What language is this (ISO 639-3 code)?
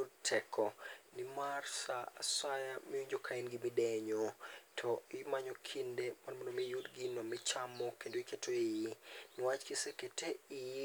luo